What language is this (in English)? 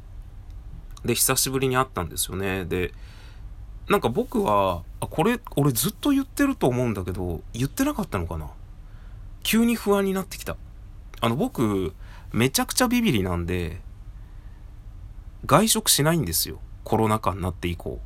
Japanese